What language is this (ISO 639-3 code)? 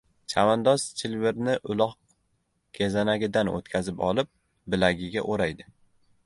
uzb